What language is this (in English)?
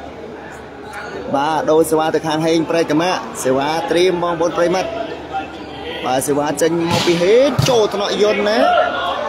Thai